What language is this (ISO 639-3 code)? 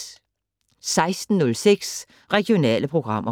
dan